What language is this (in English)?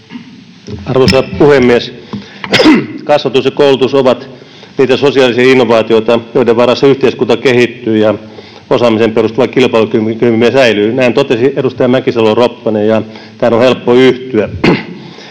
Finnish